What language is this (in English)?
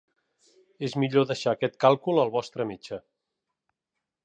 Catalan